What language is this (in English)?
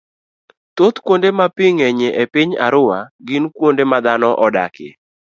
Luo (Kenya and Tanzania)